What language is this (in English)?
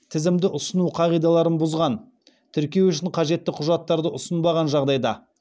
Kazakh